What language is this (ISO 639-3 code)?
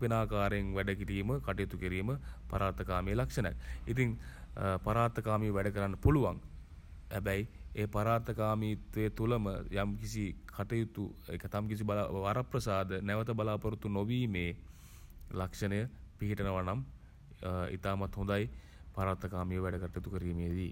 sin